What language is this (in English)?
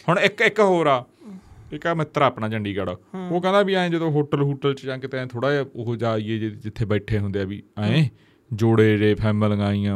Punjabi